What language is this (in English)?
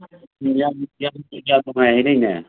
Manipuri